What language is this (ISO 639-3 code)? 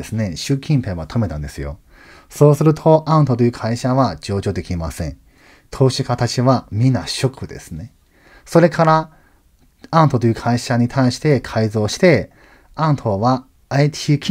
jpn